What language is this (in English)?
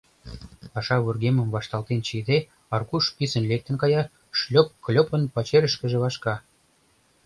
Mari